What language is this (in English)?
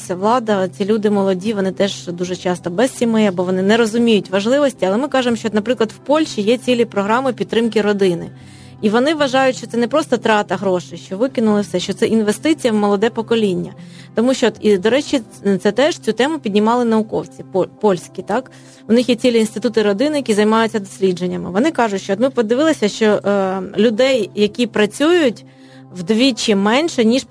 Ukrainian